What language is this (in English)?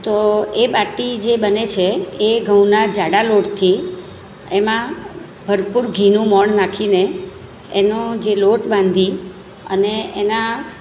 Gujarati